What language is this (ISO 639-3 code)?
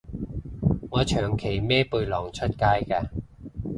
yue